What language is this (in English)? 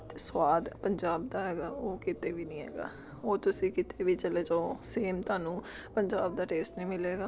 Punjabi